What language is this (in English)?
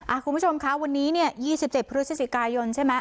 Thai